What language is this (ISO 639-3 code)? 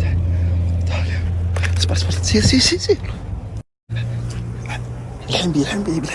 ara